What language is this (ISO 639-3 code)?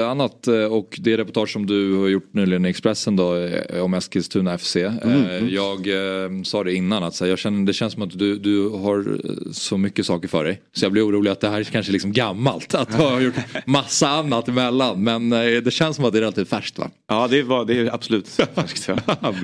swe